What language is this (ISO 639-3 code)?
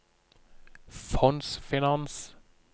nor